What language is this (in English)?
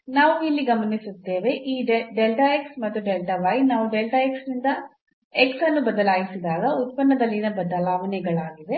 Kannada